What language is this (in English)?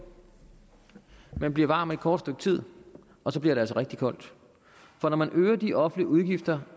Danish